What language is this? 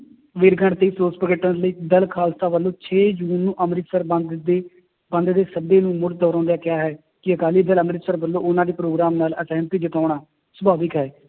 Punjabi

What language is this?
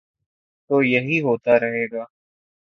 Urdu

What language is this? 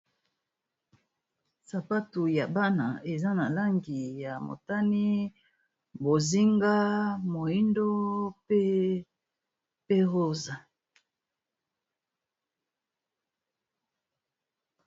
Lingala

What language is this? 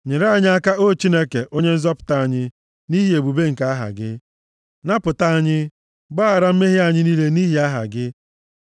Igbo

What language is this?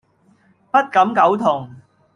Cantonese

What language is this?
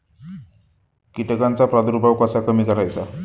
Marathi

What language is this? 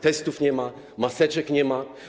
Polish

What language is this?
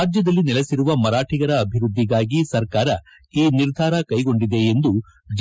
Kannada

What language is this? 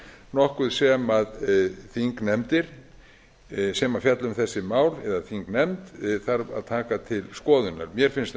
Icelandic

